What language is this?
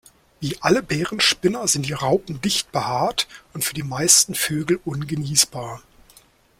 German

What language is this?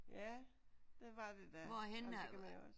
Danish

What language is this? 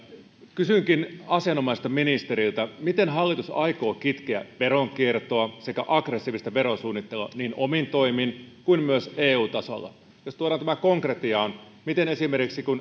Finnish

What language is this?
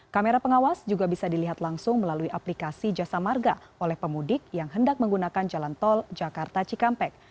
Indonesian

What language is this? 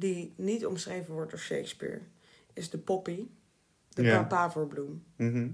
Dutch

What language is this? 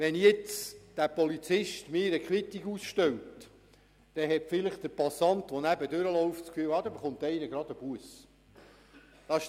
Swiss German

